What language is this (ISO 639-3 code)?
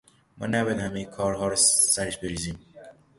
fas